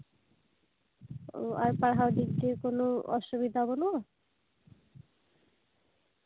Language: Santali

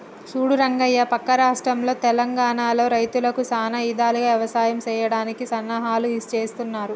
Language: Telugu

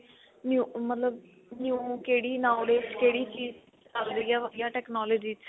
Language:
Punjabi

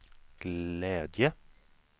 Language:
Swedish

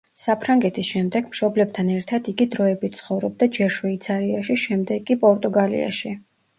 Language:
Georgian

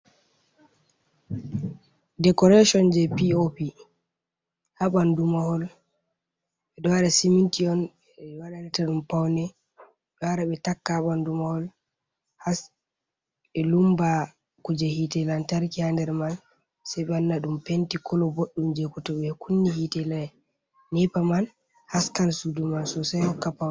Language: Fula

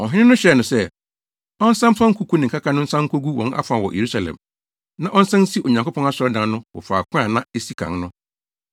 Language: Akan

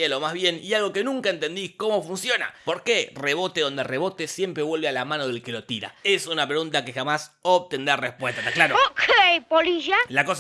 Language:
Spanish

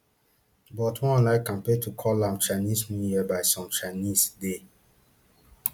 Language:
Nigerian Pidgin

